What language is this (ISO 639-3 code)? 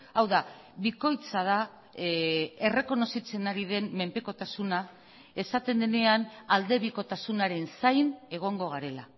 eus